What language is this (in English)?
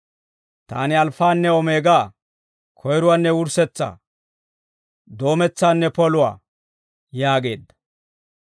Dawro